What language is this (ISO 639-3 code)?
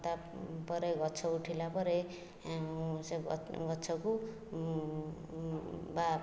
ori